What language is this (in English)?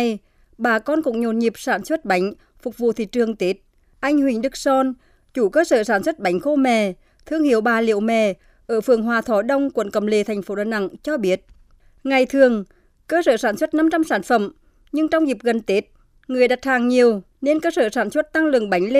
Vietnamese